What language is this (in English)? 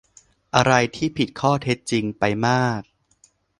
Thai